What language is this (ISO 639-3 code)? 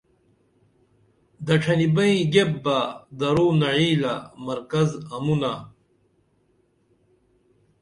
dml